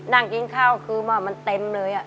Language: Thai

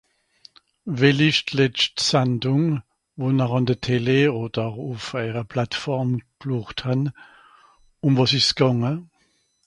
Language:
Swiss German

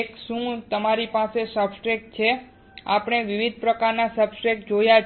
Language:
Gujarati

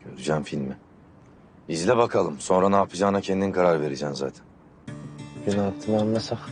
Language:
Turkish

